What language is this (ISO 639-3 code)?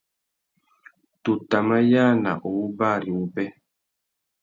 bag